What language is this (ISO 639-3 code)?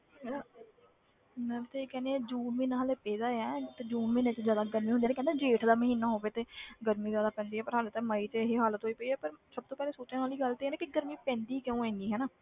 pan